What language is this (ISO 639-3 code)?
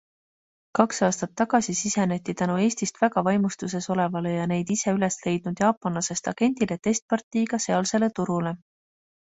est